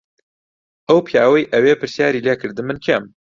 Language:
Central Kurdish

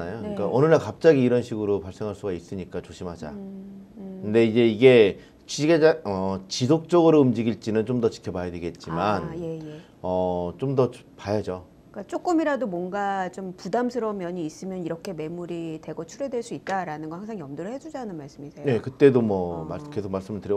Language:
Korean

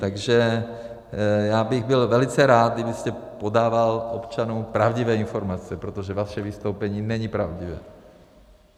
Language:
Czech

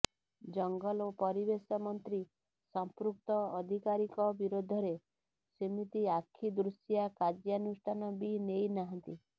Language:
Odia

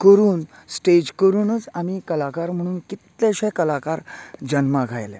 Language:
Konkani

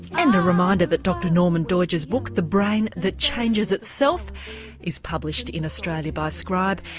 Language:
English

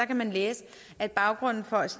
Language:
Danish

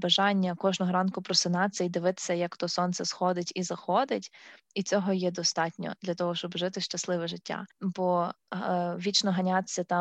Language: Ukrainian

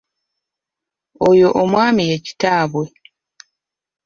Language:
Ganda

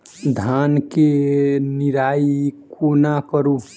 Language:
Maithili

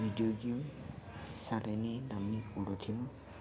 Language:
Nepali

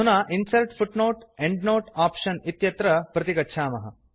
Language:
Sanskrit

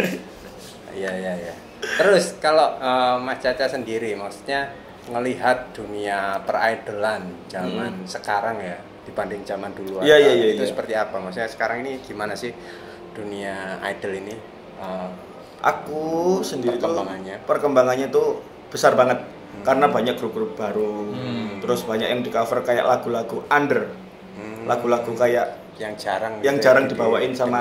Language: Indonesian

